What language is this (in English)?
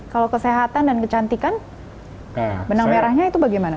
Indonesian